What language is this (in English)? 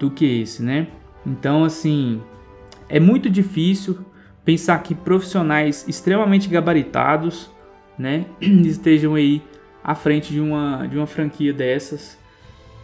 Portuguese